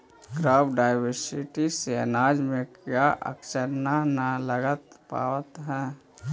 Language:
Magahi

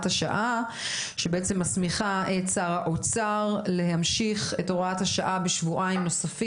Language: Hebrew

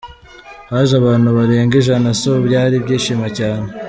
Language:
Kinyarwanda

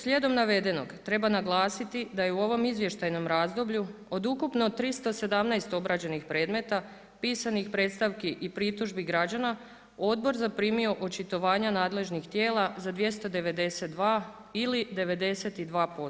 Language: Croatian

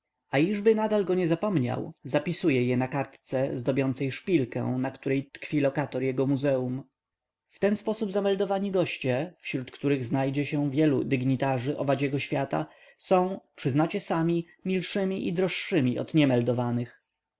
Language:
Polish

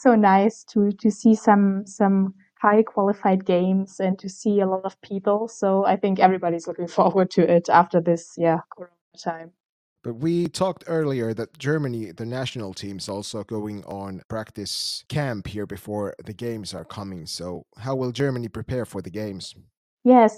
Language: Finnish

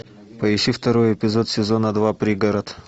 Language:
Russian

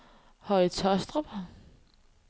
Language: Danish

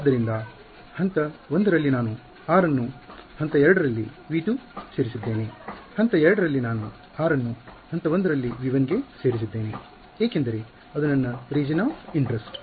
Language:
Kannada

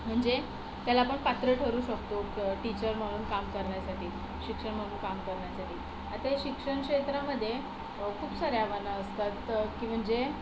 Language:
Marathi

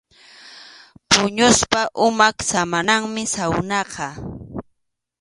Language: Arequipa-La Unión Quechua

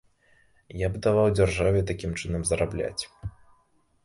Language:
Belarusian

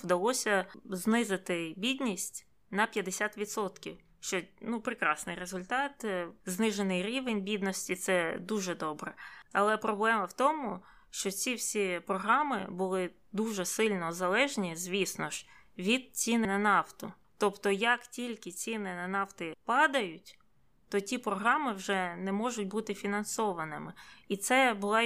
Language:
Ukrainian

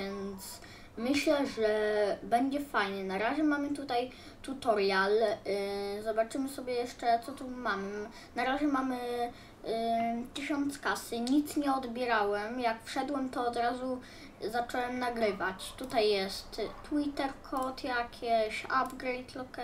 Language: Polish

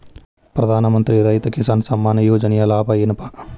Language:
Kannada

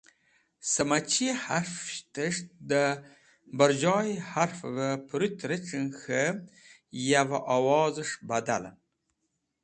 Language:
Wakhi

